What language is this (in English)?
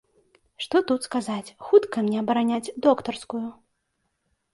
Belarusian